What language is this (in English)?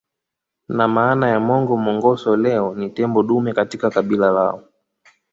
Swahili